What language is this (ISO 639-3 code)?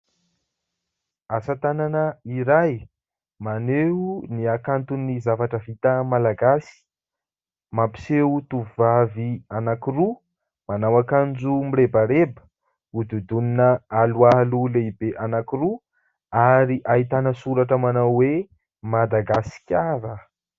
mlg